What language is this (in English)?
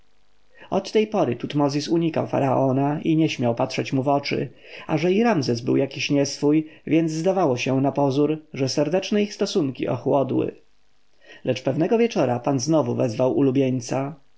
Polish